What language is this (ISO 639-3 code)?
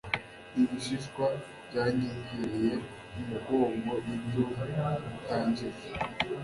kin